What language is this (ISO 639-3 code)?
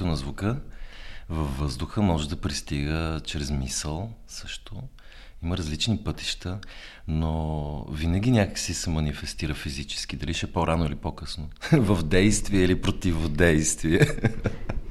bul